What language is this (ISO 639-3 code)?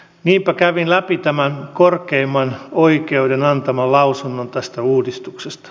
fin